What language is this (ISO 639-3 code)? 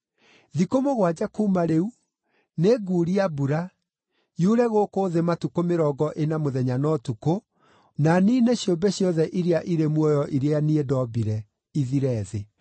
kik